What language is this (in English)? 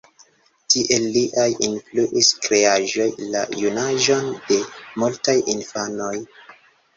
Esperanto